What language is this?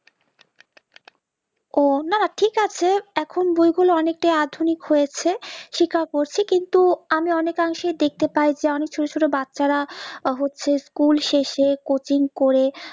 Bangla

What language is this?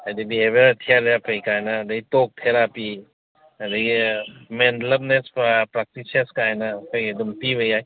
Manipuri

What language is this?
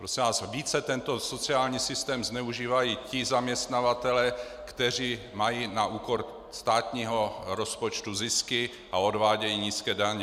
Czech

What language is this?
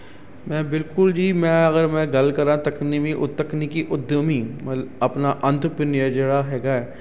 Punjabi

